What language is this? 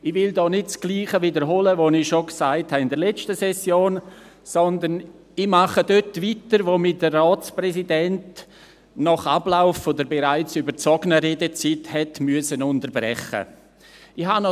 Swiss German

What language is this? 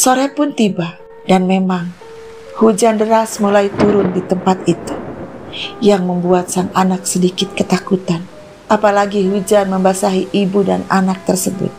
Indonesian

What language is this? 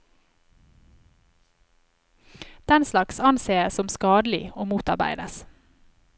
Norwegian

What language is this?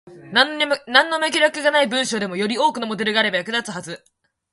Japanese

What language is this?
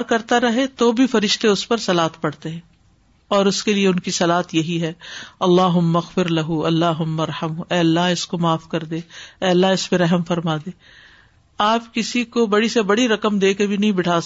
Urdu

